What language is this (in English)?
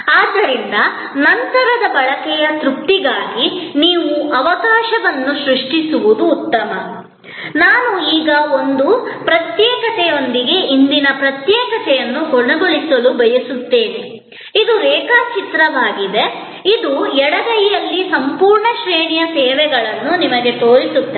Kannada